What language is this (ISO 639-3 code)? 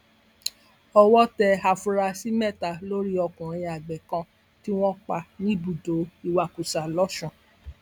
yor